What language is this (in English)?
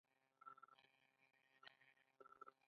Pashto